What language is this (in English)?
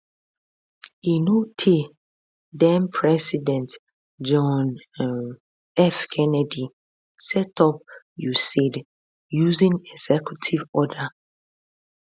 Nigerian Pidgin